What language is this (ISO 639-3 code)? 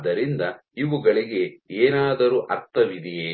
kan